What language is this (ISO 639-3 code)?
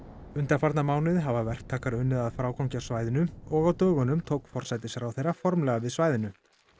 isl